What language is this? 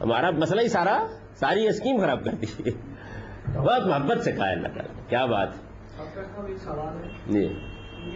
Urdu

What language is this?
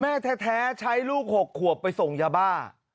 Thai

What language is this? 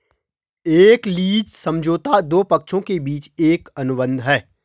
Hindi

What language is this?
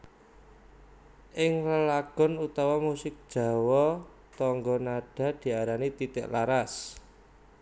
Javanese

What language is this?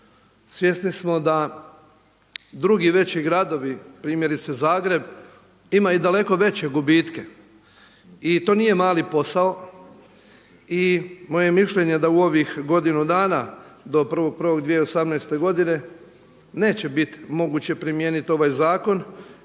Croatian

